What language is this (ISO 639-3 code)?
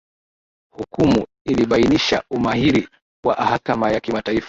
swa